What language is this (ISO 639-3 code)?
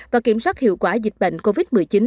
vie